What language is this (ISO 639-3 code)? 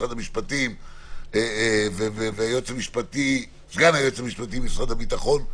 heb